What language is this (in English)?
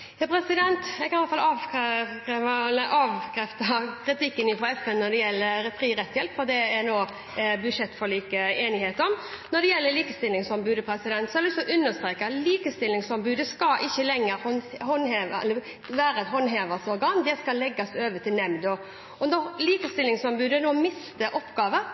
Norwegian Bokmål